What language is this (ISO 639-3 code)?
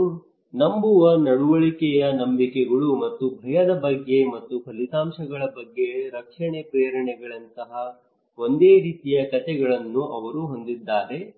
kan